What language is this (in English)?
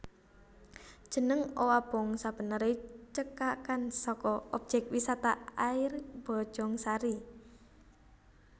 Javanese